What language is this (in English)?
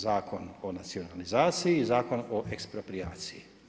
Croatian